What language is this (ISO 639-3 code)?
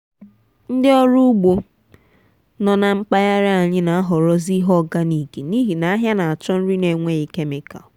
ibo